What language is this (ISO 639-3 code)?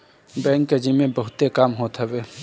bho